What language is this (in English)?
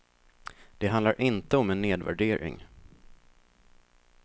Swedish